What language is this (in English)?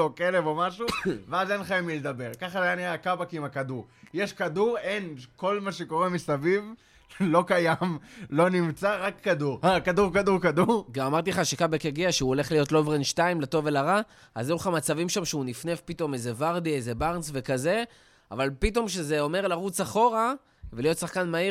Hebrew